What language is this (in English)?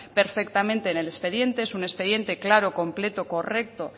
Spanish